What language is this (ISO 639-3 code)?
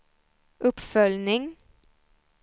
swe